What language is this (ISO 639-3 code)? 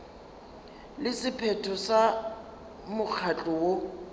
nso